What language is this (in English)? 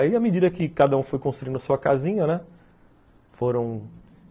Portuguese